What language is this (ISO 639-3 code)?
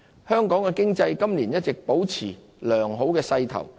yue